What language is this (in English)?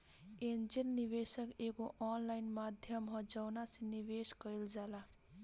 Bhojpuri